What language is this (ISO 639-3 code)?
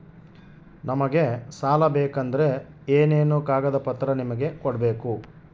kan